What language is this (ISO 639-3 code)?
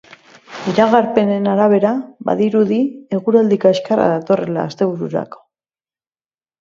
eus